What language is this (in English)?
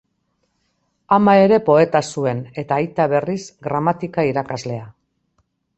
Basque